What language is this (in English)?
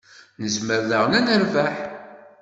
Kabyle